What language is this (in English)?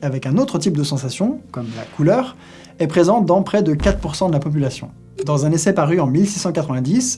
French